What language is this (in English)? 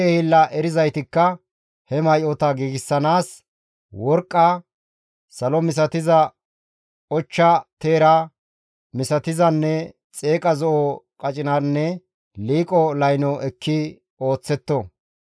Gamo